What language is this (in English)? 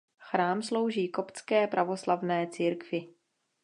Czech